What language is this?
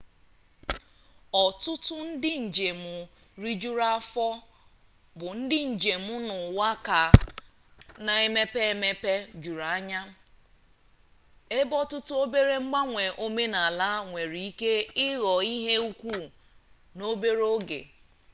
Igbo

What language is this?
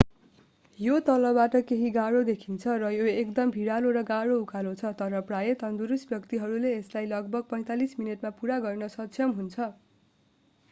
Nepali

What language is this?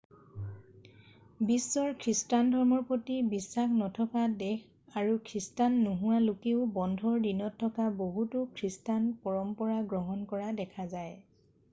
Assamese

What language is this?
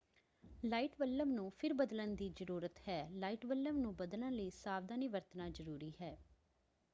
Punjabi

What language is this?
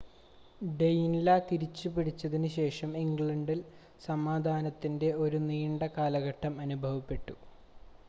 Malayalam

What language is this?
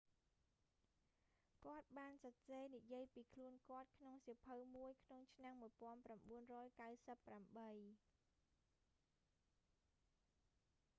Khmer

